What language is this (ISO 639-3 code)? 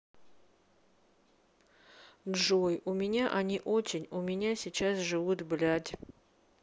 rus